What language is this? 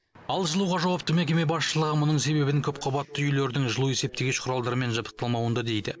Kazakh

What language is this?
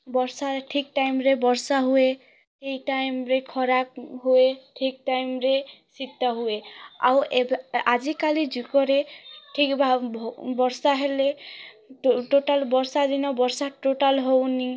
Odia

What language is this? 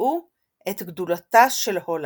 Hebrew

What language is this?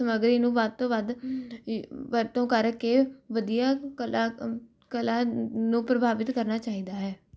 Punjabi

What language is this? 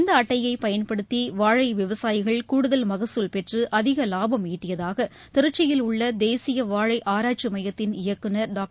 Tamil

